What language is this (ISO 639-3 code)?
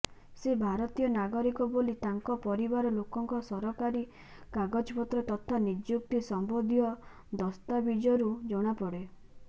ori